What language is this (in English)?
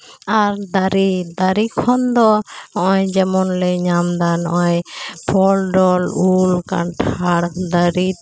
Santali